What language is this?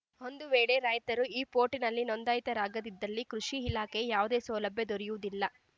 Kannada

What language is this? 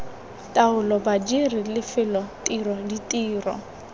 Tswana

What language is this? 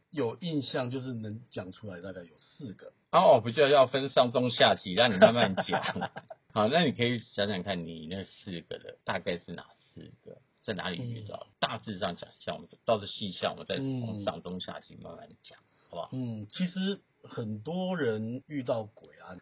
Chinese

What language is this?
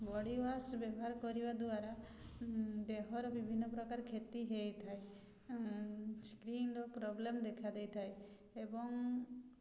Odia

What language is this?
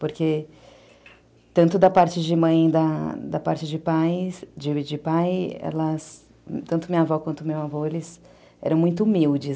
Portuguese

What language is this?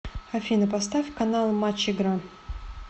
Russian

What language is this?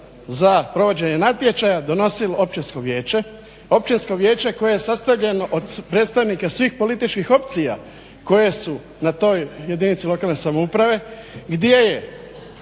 Croatian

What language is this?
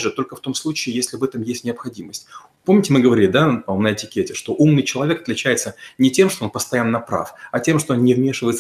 Russian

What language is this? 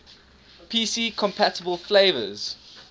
English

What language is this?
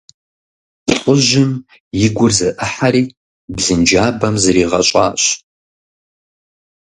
Kabardian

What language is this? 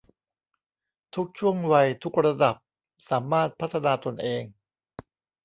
Thai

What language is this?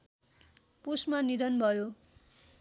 Nepali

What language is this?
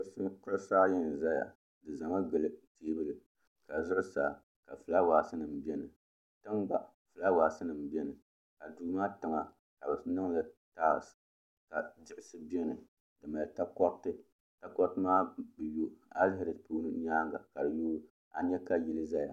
Dagbani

